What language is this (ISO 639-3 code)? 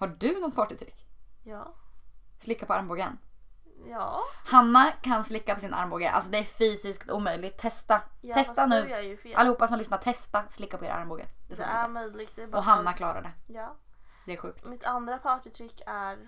swe